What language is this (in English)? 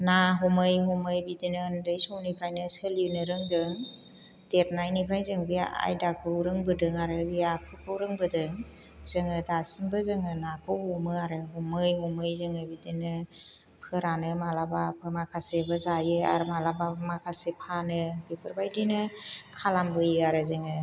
Bodo